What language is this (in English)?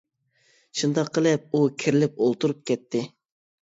Uyghur